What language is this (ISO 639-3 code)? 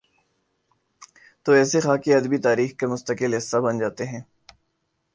urd